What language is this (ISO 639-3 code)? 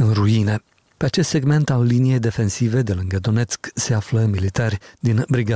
ron